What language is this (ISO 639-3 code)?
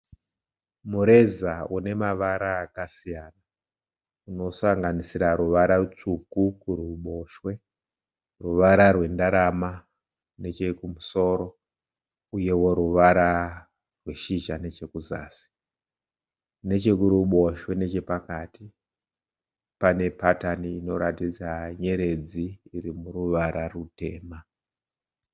sna